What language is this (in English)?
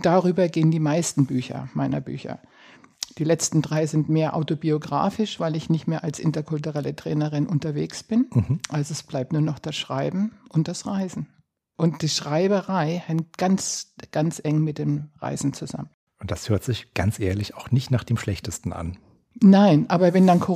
German